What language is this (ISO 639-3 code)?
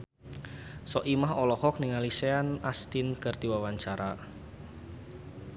sun